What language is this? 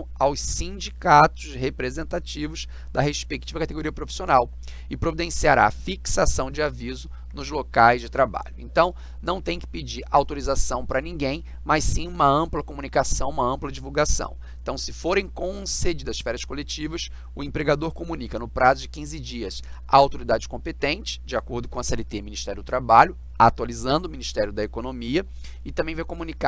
Portuguese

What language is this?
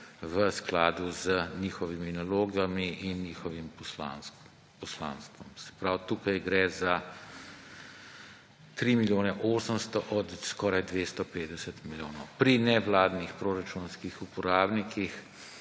Slovenian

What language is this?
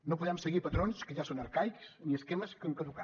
Catalan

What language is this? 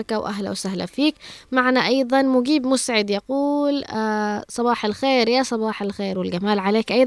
Arabic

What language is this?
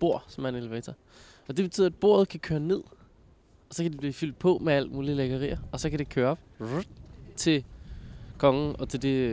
Danish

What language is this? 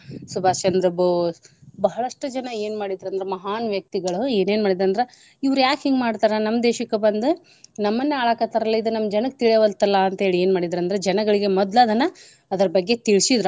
Kannada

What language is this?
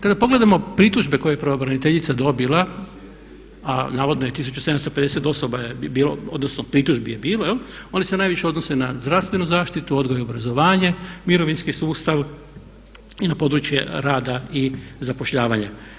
Croatian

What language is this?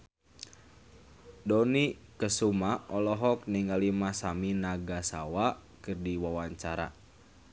Sundanese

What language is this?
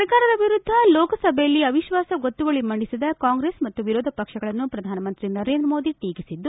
Kannada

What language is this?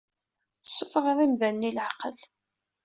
Kabyle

